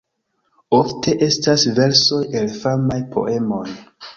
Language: Esperanto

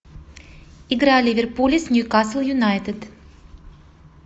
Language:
Russian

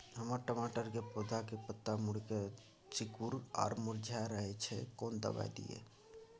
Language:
Maithili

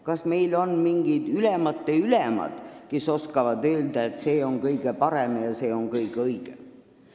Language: Estonian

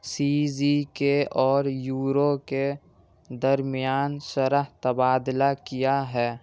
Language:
Urdu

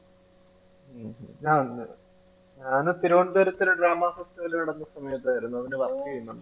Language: Malayalam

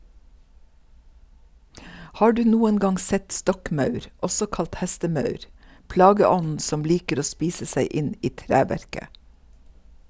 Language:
Norwegian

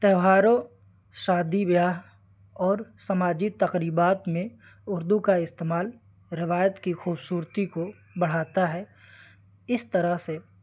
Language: Urdu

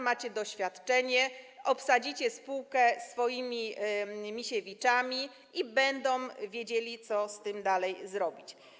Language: Polish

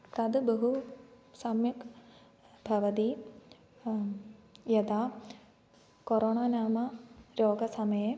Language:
Sanskrit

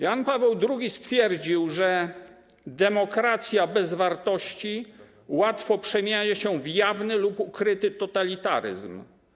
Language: Polish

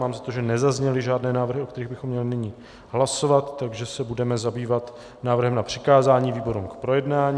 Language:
Czech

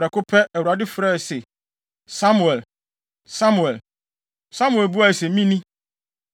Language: Akan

